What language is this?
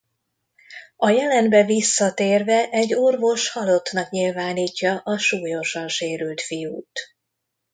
Hungarian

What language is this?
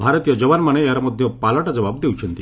Odia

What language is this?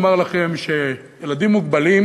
Hebrew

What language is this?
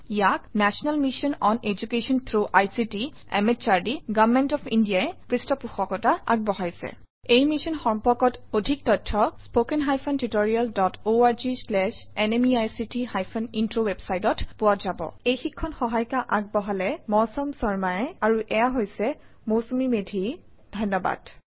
Assamese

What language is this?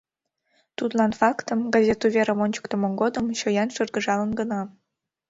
Mari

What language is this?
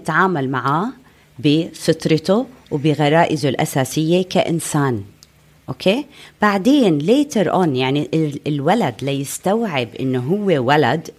Arabic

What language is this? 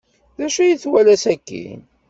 Kabyle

